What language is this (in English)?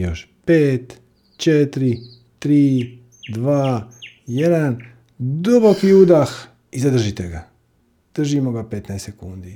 Croatian